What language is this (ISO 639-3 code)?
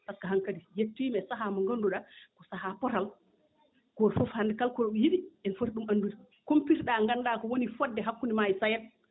ful